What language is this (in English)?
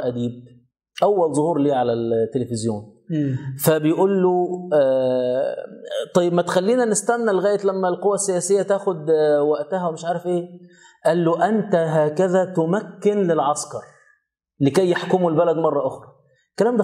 Arabic